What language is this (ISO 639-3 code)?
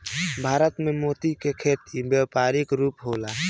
bho